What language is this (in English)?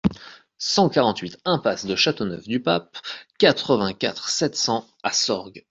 French